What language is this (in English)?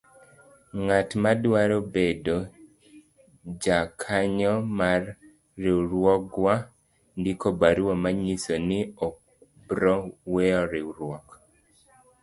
Luo (Kenya and Tanzania)